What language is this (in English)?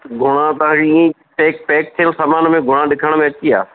Sindhi